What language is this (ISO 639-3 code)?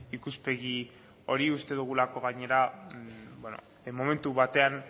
eus